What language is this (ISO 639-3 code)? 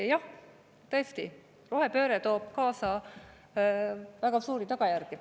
est